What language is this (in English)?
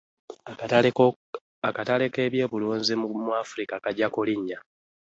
Ganda